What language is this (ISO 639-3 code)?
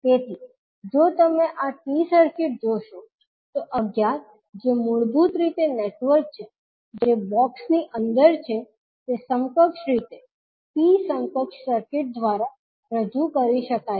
guj